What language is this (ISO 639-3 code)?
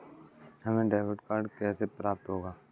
hin